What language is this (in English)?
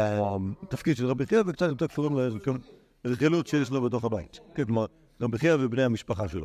Hebrew